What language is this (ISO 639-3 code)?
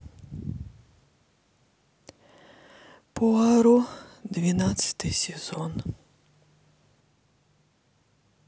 rus